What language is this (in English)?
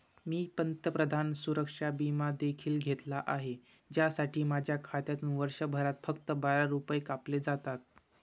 Marathi